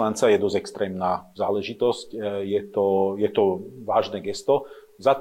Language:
Slovak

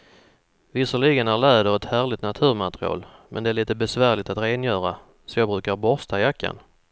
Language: Swedish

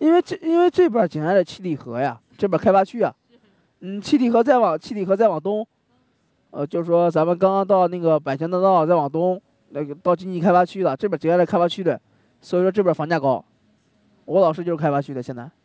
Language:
Chinese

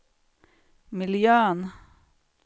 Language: Swedish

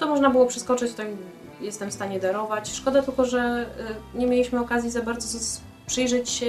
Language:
Polish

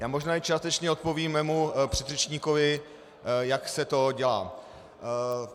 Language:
Czech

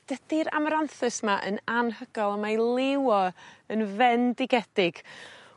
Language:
Welsh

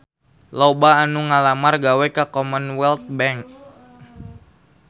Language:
Sundanese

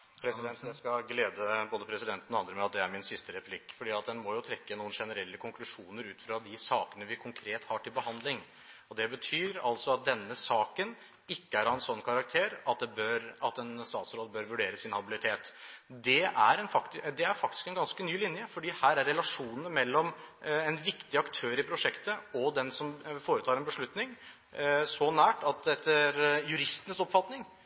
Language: Norwegian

